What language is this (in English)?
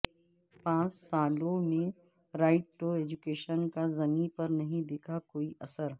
Urdu